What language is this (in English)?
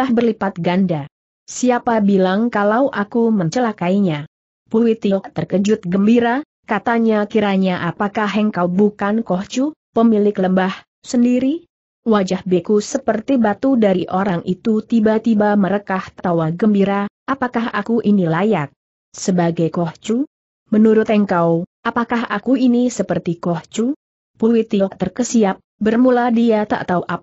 Indonesian